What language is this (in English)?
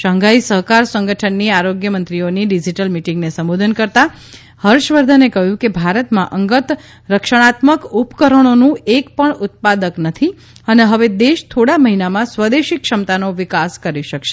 Gujarati